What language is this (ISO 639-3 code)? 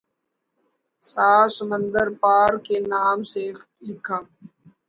urd